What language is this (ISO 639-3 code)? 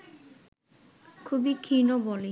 ben